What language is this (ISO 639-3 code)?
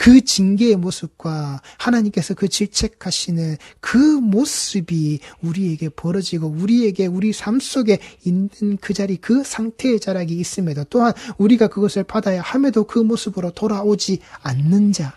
kor